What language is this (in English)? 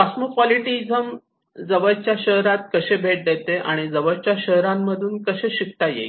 Marathi